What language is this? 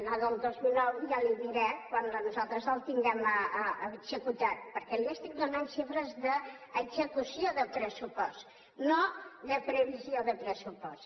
Catalan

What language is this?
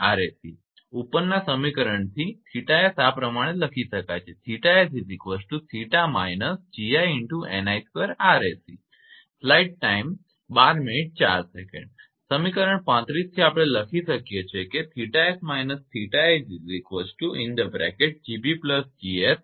Gujarati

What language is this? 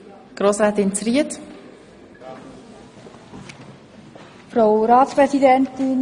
Swiss German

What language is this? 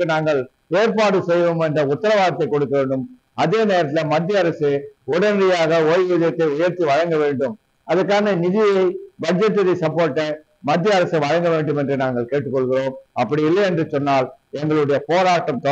English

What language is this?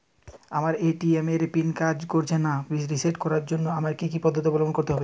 Bangla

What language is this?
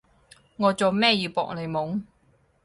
Cantonese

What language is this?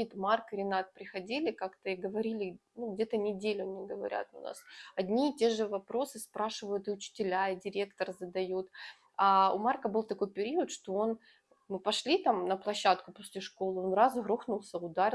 Russian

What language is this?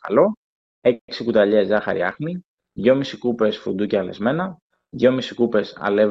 Greek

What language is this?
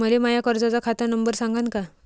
Marathi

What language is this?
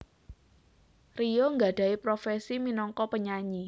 Javanese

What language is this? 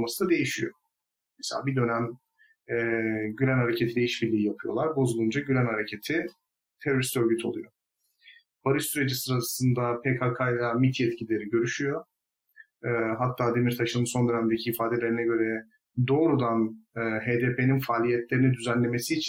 Turkish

